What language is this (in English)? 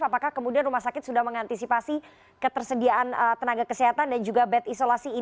Indonesian